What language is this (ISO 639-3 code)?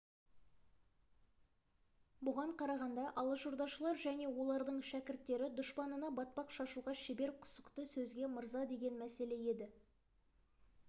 kaz